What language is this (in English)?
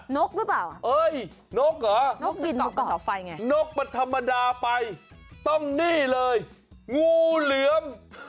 Thai